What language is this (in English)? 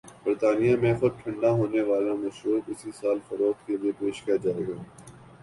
Urdu